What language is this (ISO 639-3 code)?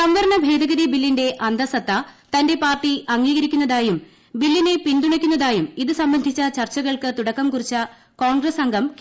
mal